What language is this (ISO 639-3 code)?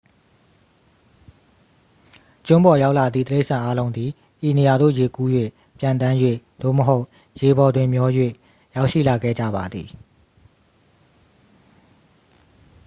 mya